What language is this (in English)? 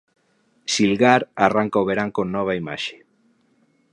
Galician